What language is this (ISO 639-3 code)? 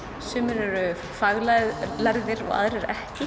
isl